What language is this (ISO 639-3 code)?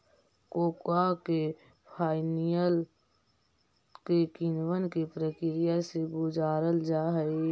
mag